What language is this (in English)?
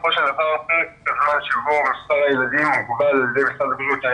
Hebrew